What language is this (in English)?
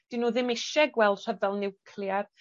Welsh